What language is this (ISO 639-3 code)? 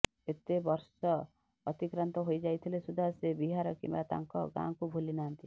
ori